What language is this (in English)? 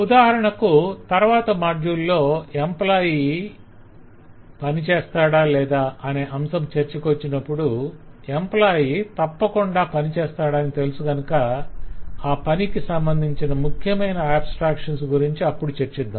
Telugu